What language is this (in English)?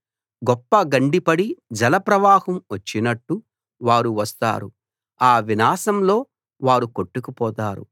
Telugu